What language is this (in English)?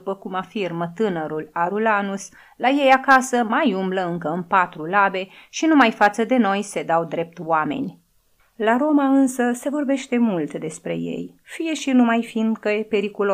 Romanian